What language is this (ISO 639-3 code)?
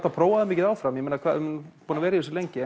isl